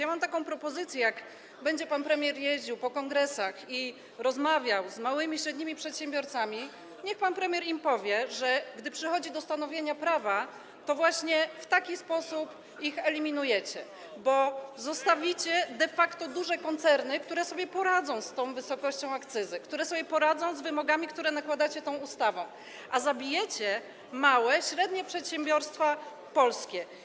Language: Polish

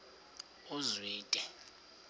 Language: Xhosa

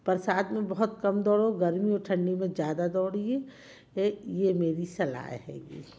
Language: Hindi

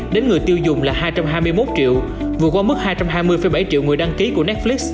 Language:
Vietnamese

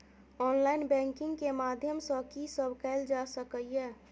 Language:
Maithili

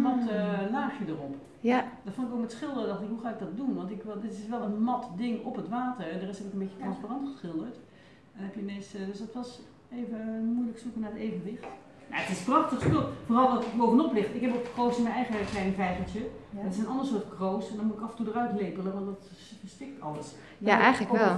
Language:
Dutch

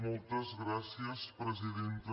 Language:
Catalan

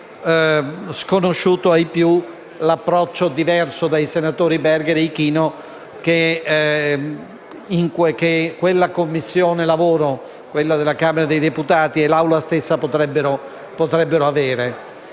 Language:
Italian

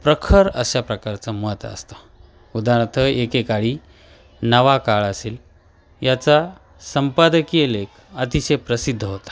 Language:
Marathi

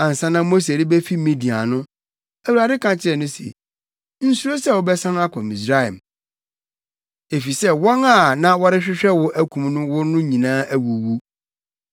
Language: Akan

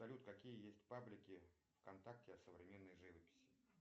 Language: Russian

